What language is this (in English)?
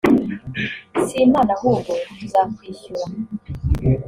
Kinyarwanda